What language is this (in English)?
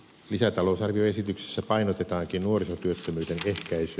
Finnish